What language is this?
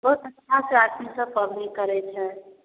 Maithili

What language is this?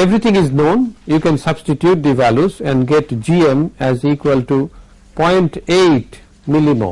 English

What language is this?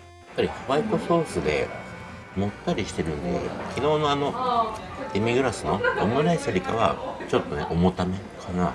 Japanese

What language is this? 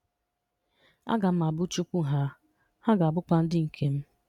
Igbo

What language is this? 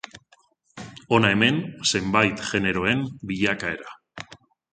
Basque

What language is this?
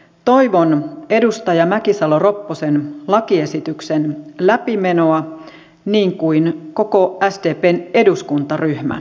Finnish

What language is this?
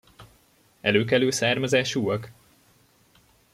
Hungarian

